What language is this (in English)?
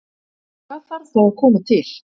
Icelandic